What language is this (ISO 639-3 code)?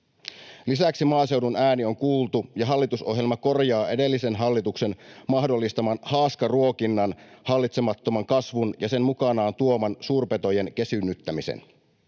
fin